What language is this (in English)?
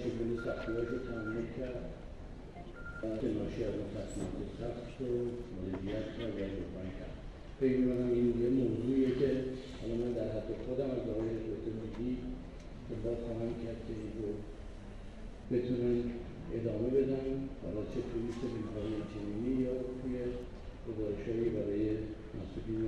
Persian